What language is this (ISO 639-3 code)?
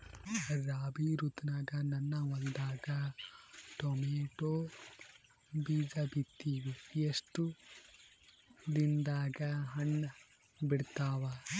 kan